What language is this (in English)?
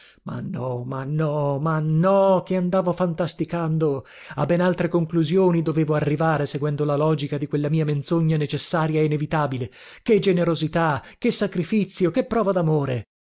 Italian